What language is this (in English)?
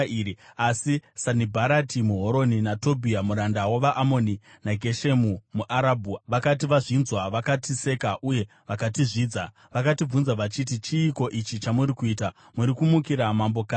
Shona